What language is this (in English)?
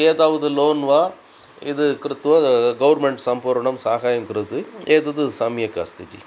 Sanskrit